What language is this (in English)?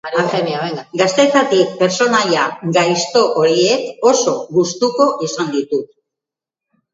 Basque